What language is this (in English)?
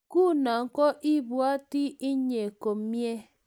Kalenjin